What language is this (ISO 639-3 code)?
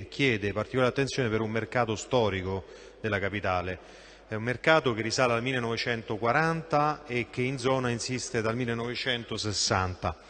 ita